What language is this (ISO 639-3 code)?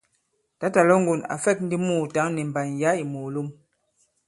abb